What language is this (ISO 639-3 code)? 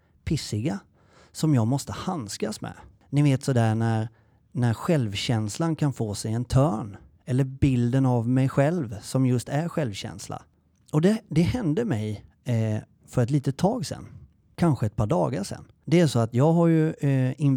swe